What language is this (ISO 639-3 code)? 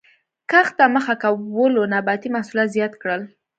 pus